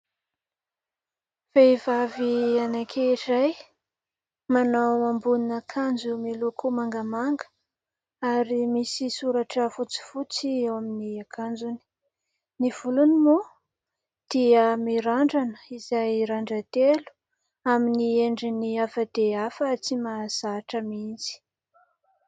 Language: Malagasy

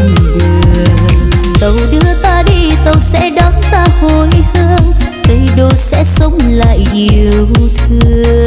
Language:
Vietnamese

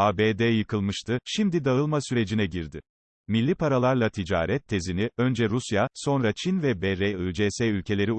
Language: Turkish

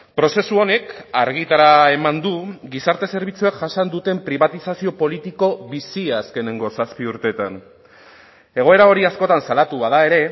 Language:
Basque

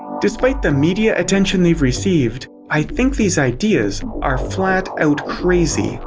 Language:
English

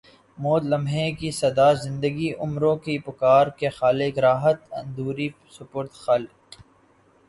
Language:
Urdu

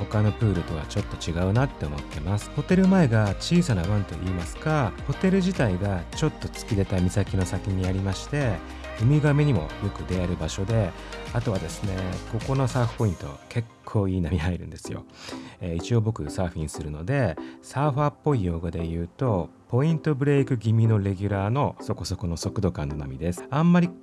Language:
Japanese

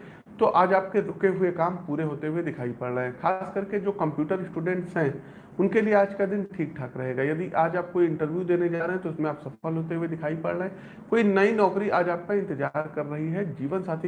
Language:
Hindi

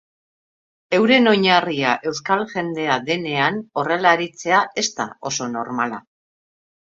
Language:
Basque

